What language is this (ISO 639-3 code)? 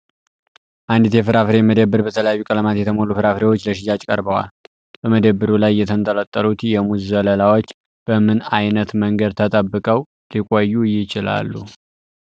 amh